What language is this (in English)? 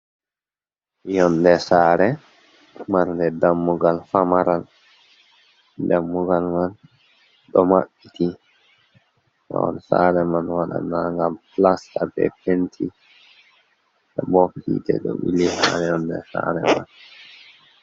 Fula